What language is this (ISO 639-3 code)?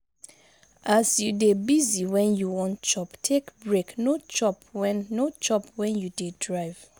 pcm